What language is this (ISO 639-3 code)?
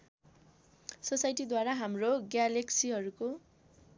nep